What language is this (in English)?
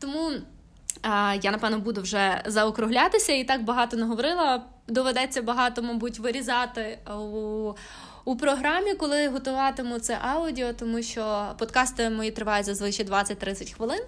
Ukrainian